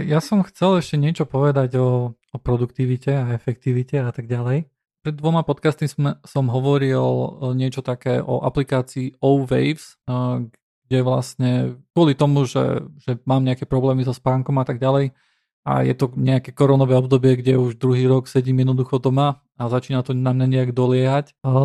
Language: Slovak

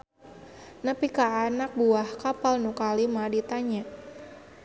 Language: Sundanese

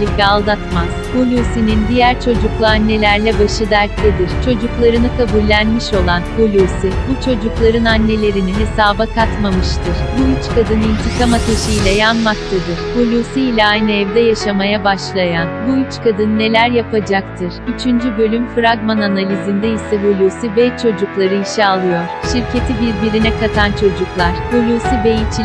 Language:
Turkish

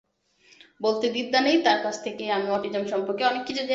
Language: Bangla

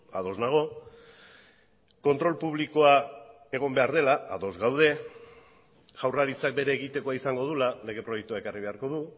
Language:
Basque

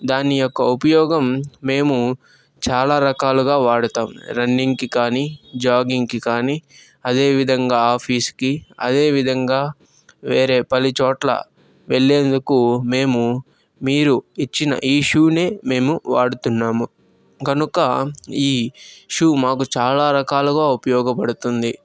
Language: Telugu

